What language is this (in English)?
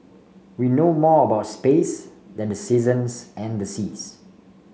English